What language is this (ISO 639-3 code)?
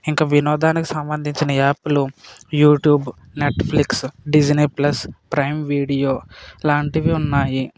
tel